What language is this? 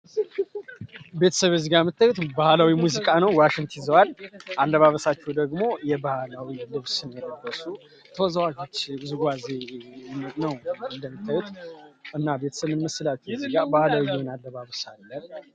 Amharic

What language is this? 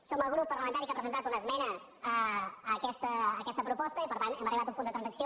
Catalan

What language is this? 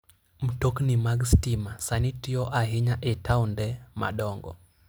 Luo (Kenya and Tanzania)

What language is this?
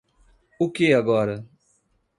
Portuguese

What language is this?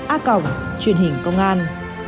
Vietnamese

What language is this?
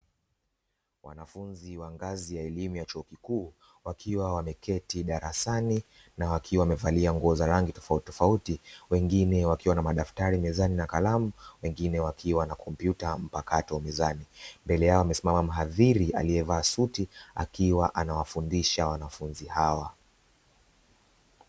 Swahili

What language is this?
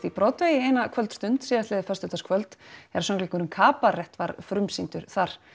Icelandic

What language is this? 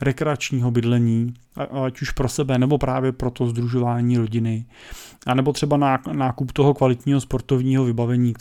Czech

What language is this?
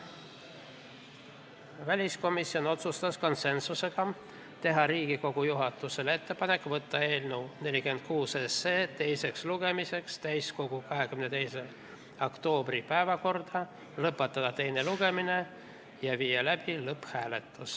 Estonian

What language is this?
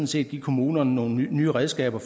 Danish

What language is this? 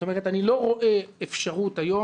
Hebrew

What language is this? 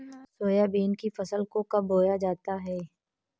Hindi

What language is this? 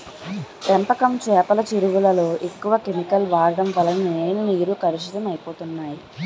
Telugu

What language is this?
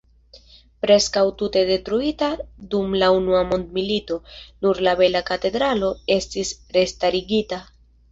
Esperanto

